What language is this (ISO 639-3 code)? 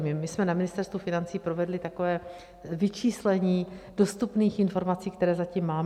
ces